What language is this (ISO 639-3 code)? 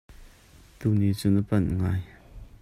cnh